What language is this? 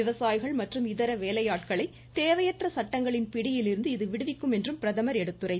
Tamil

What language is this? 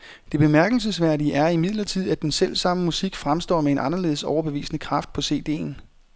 Danish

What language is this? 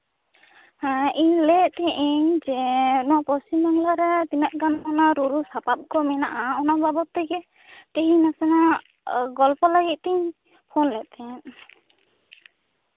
Santali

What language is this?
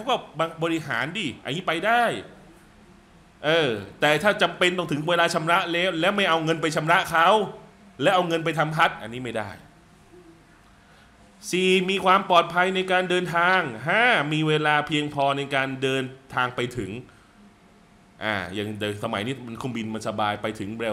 Thai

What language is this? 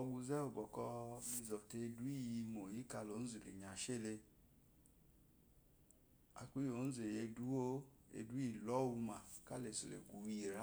Eloyi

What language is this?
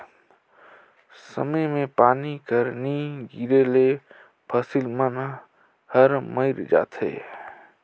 Chhattisgarhi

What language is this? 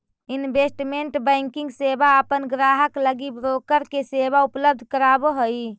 Magahi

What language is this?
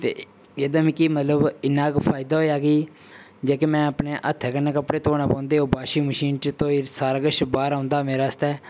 Dogri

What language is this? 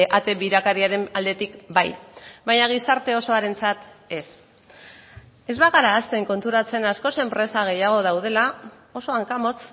Basque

